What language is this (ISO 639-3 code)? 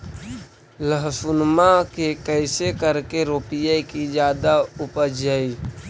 mag